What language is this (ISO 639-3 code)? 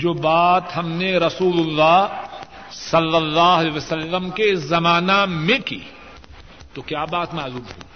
urd